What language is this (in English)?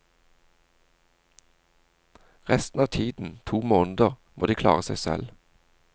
Norwegian